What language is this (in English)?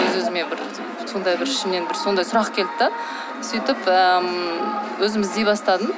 Kazakh